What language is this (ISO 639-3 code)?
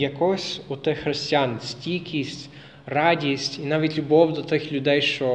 ukr